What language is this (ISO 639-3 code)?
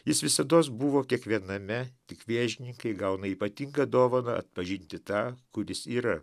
lit